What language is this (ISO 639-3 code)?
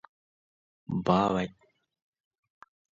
div